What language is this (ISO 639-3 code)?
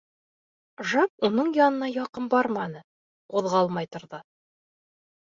bak